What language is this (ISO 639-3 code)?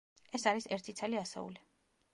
kat